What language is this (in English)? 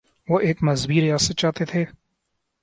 Urdu